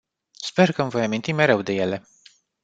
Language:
Romanian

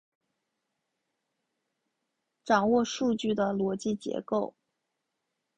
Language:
Chinese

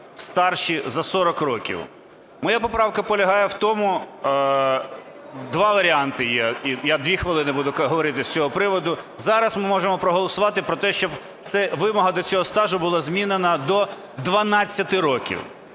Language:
Ukrainian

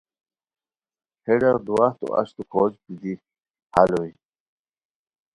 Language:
Khowar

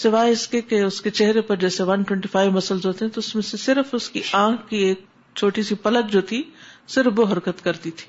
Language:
Urdu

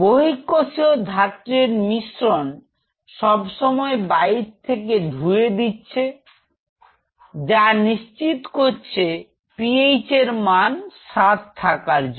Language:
Bangla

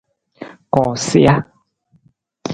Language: Nawdm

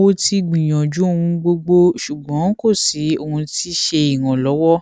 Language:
Yoruba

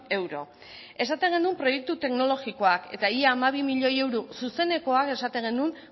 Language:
Basque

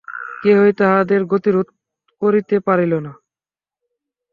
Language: Bangla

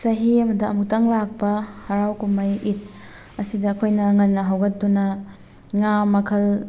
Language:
Manipuri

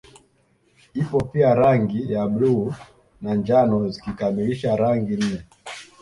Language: Swahili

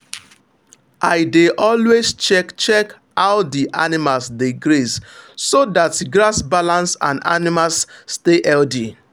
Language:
Nigerian Pidgin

